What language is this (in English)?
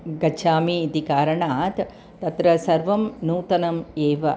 Sanskrit